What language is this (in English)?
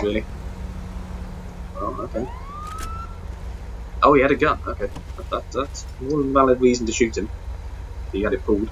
English